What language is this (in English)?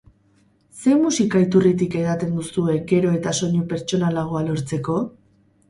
Basque